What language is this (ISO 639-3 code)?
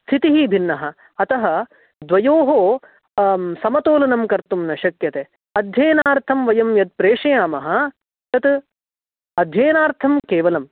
san